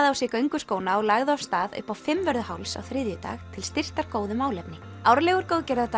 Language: Icelandic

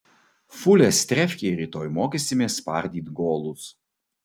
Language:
Lithuanian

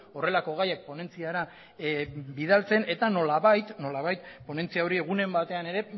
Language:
Basque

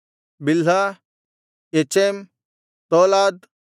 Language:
Kannada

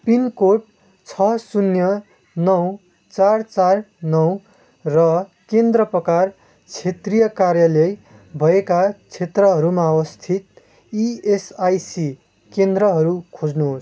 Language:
Nepali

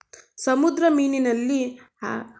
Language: Kannada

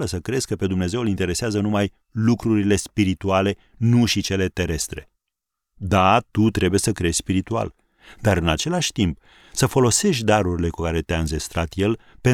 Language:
Romanian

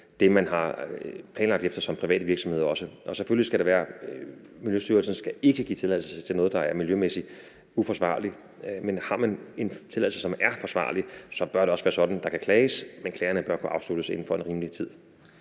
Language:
Danish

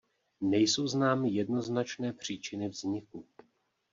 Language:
Czech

